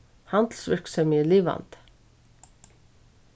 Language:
Faroese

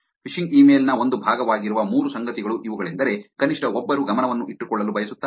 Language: Kannada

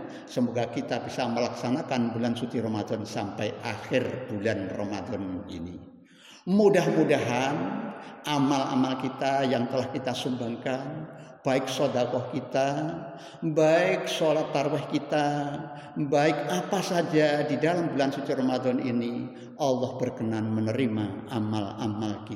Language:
Indonesian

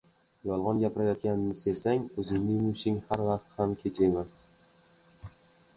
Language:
Uzbek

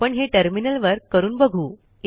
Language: Marathi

